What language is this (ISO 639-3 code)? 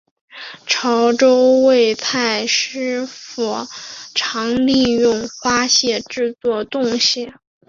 zho